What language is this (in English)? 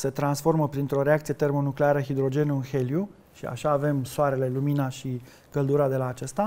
Romanian